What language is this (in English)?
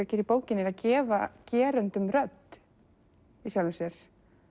Icelandic